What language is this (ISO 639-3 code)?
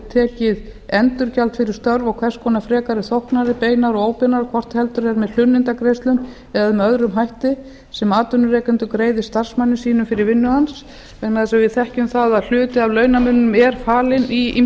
isl